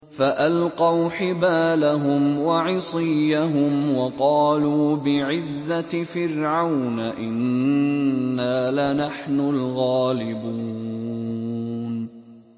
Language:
Arabic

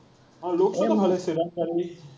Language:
Assamese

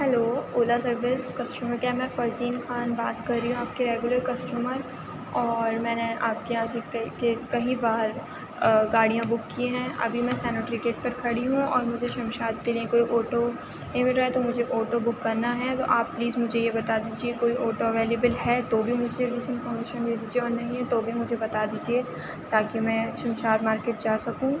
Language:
Urdu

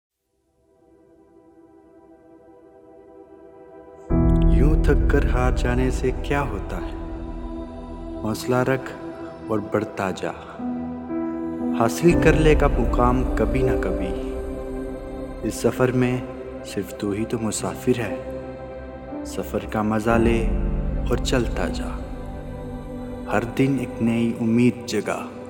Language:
Hindi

